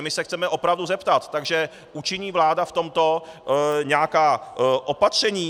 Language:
Czech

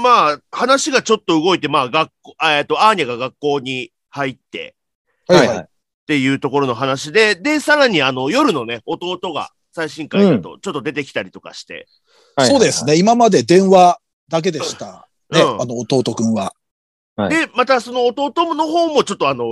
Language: Japanese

